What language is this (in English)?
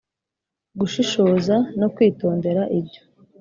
Kinyarwanda